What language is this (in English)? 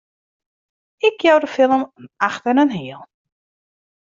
Western Frisian